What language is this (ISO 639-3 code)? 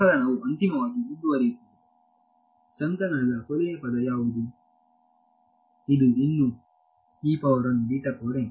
kan